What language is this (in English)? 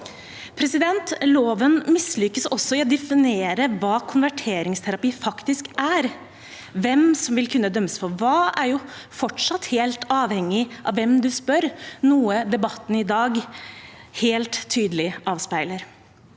Norwegian